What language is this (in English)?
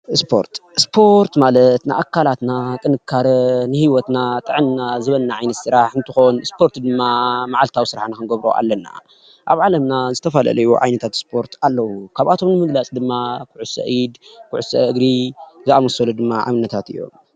Tigrinya